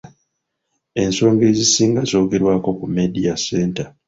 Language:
Ganda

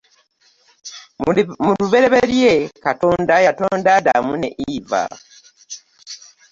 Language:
Ganda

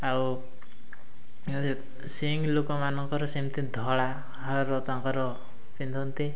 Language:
Odia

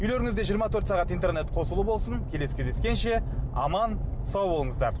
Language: Kazakh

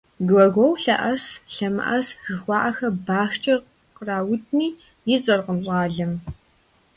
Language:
Kabardian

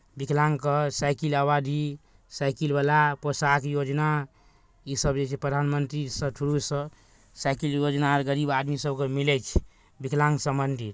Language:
Maithili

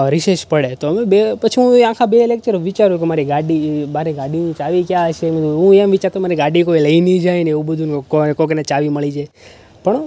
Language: Gujarati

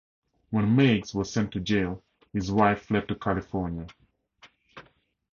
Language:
English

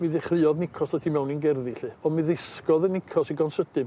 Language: Welsh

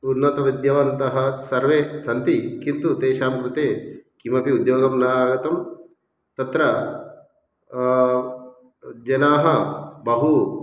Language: Sanskrit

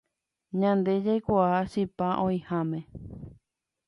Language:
Guarani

